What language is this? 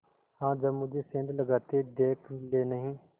Hindi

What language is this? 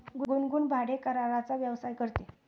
Marathi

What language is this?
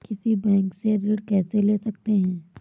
Hindi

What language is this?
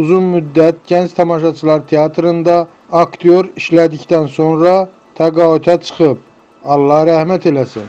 Turkish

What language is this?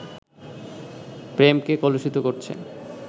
Bangla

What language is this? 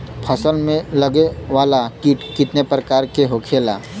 Bhojpuri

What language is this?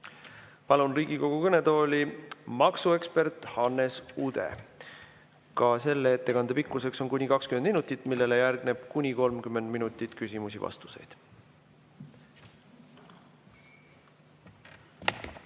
Estonian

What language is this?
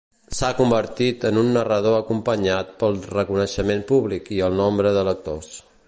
Catalan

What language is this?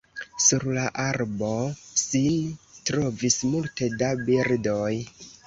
Esperanto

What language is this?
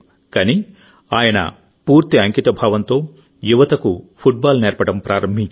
Telugu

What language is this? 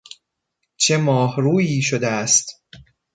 Persian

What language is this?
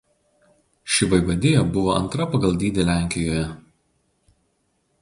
Lithuanian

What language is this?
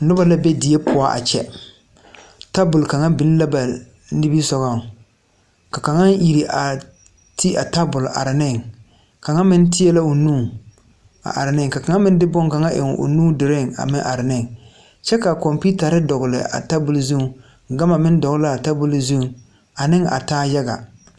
Southern Dagaare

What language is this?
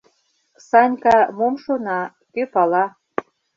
Mari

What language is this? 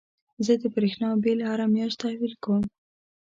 Pashto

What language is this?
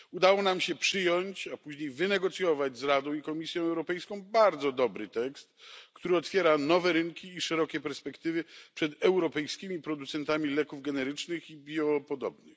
Polish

